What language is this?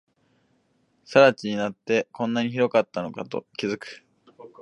Japanese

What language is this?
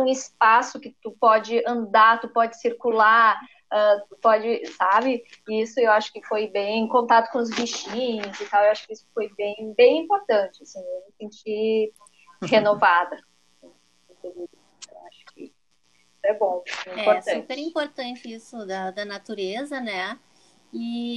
Portuguese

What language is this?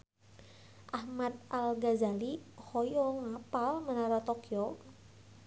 Sundanese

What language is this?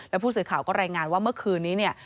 Thai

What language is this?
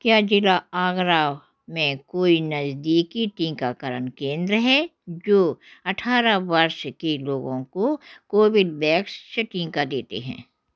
Hindi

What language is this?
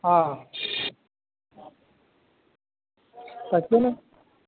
Maithili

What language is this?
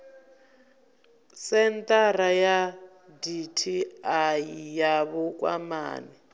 Venda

